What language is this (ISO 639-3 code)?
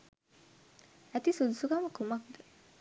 sin